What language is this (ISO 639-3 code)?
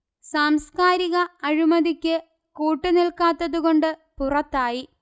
mal